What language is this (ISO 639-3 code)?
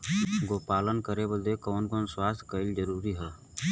bho